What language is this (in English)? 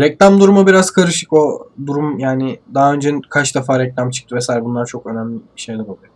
Turkish